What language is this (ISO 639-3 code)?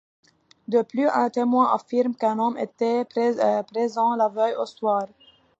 fra